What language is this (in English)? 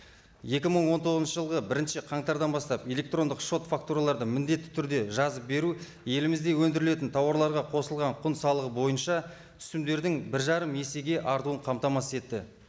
Kazakh